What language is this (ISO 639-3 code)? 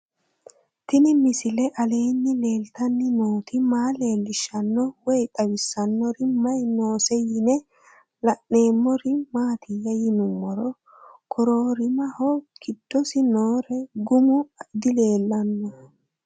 sid